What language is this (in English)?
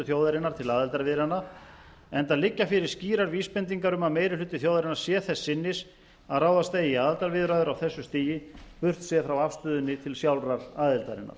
Icelandic